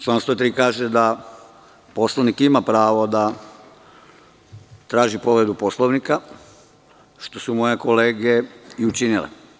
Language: Serbian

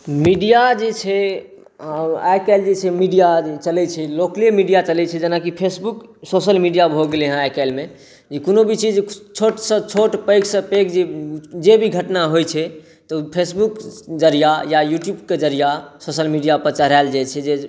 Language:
Maithili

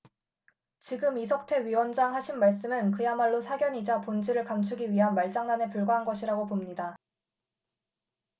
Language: Korean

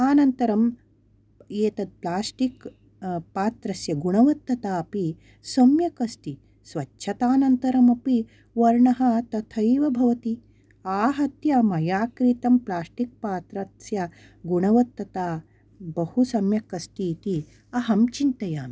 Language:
Sanskrit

